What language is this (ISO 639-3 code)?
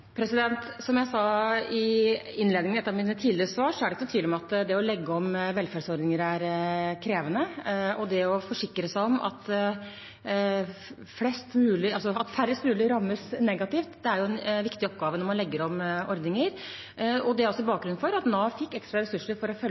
nob